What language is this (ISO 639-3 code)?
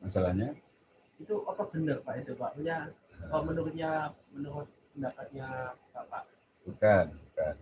ind